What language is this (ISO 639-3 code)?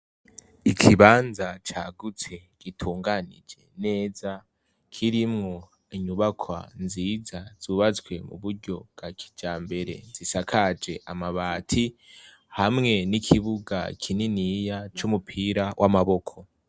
run